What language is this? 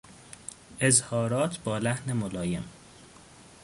Persian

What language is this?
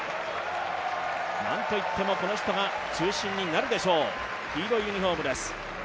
Japanese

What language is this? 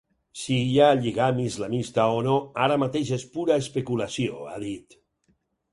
Catalan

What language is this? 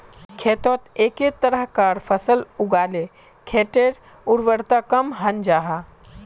Magahi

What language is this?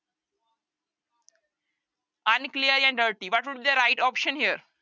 Punjabi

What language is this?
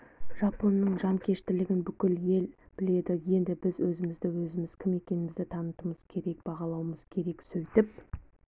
Kazakh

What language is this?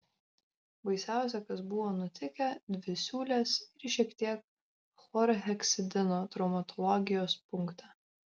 Lithuanian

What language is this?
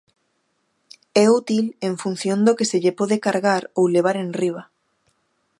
Galician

